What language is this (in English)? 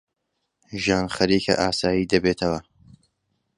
Central Kurdish